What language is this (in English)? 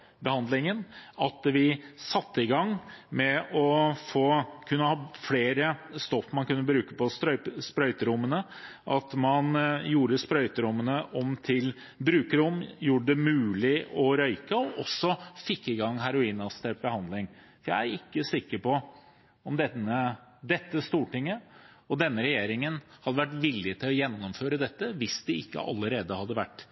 Norwegian Bokmål